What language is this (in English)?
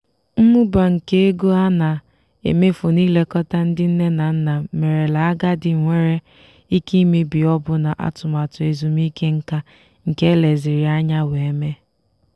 Igbo